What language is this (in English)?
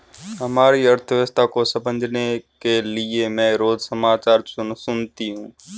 Hindi